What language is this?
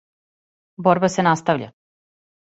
Serbian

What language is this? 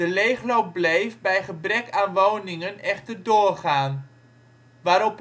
Dutch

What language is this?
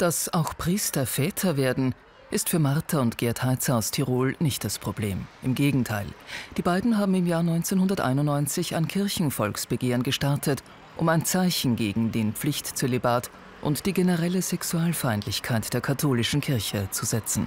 German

